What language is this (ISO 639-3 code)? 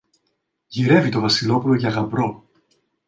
ell